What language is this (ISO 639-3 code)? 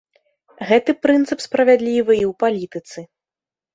bel